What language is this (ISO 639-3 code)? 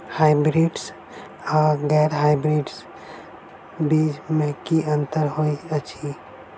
mai